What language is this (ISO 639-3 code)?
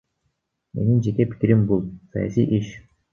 kir